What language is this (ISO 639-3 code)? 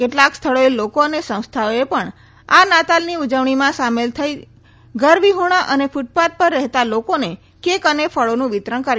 guj